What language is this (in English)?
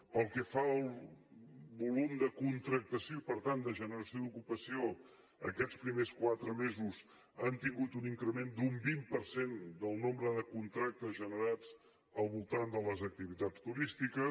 Catalan